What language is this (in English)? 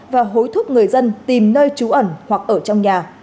Vietnamese